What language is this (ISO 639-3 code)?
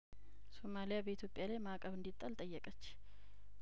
amh